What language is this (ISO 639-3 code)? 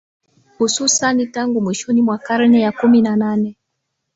swa